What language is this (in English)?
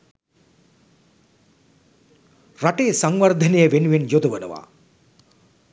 Sinhala